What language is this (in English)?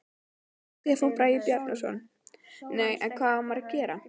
Icelandic